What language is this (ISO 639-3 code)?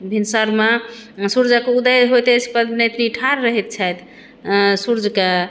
mai